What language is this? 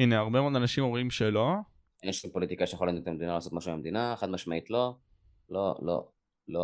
Hebrew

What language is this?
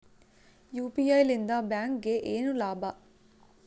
Kannada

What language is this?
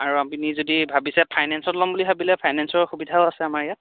Assamese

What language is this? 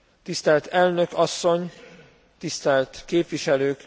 Hungarian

